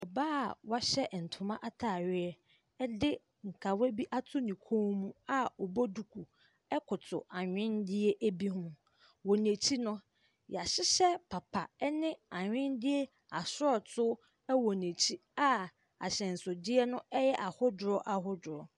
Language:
Akan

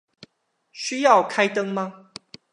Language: Chinese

